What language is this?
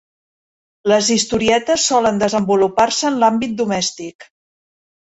Catalan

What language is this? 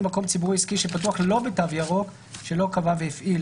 Hebrew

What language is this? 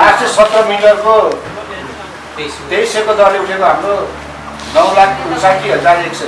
Indonesian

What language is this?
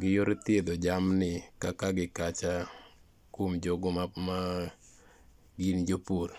Luo (Kenya and Tanzania)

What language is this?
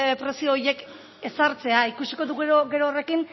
Basque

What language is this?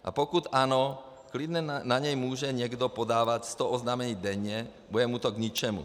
Czech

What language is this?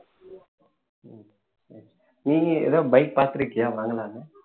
Tamil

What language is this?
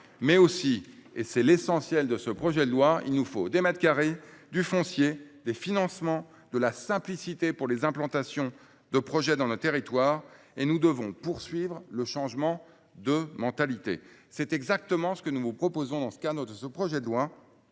French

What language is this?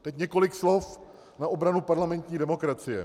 Czech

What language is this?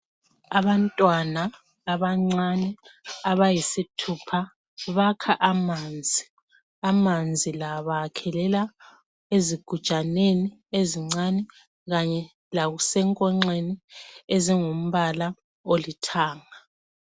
North Ndebele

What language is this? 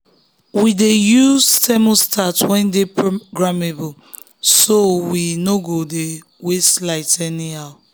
Nigerian Pidgin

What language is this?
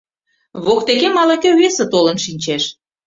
Mari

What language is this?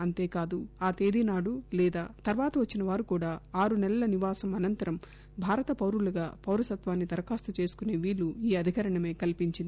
Telugu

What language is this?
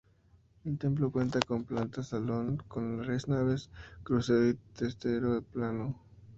Spanish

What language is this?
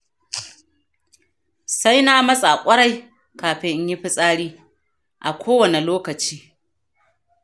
Hausa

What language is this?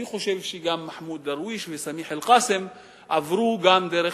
Hebrew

